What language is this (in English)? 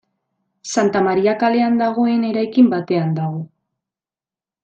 Basque